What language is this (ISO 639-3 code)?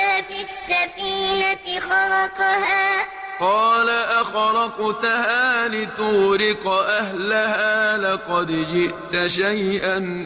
ara